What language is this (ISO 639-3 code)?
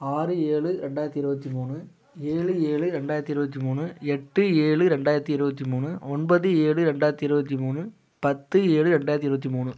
tam